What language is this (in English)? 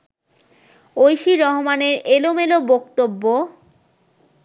Bangla